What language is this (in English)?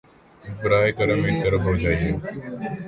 Urdu